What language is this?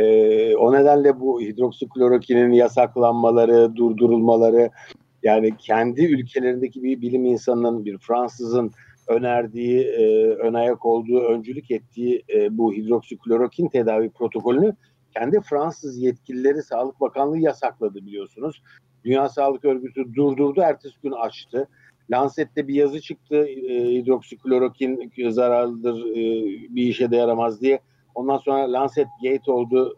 Turkish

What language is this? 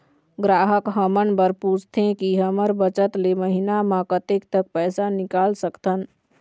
Chhattisgarhi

